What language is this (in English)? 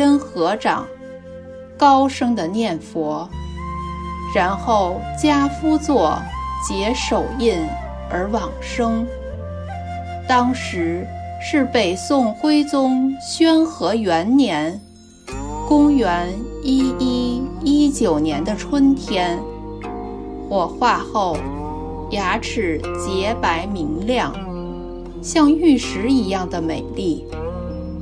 Chinese